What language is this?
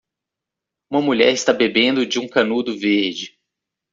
Portuguese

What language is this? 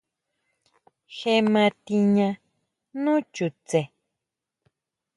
Huautla Mazatec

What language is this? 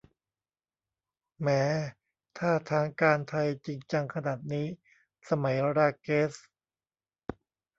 Thai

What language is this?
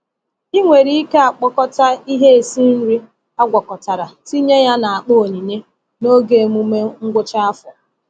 Igbo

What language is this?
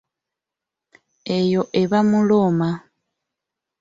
Ganda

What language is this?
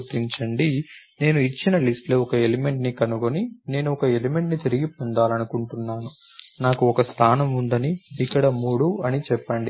Telugu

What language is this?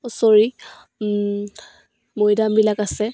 Assamese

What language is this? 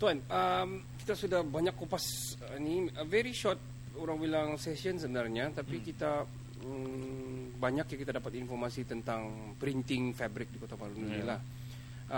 Malay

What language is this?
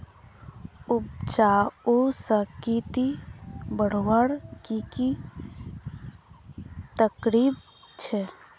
Magahi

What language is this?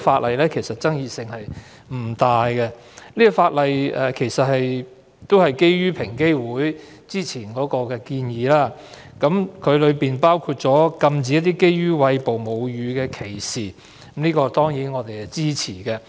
Cantonese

